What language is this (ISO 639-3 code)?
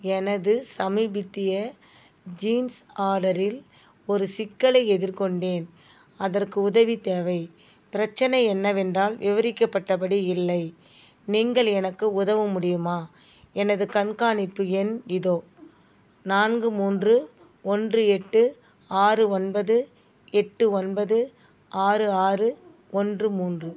tam